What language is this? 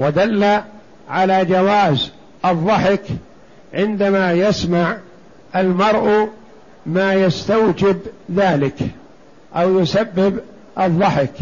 Arabic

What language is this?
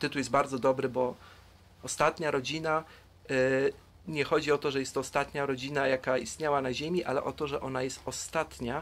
Polish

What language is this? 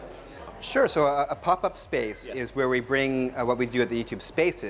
Indonesian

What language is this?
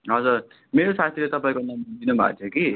Nepali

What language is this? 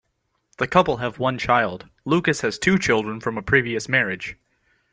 English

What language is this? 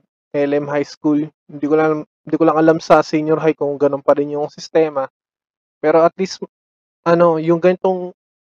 Filipino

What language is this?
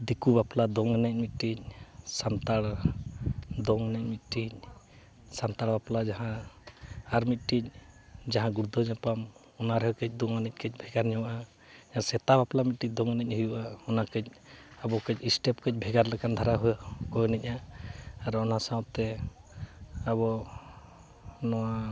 Santali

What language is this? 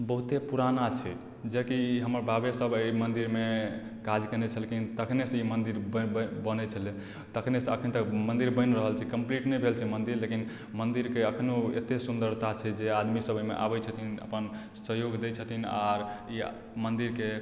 Maithili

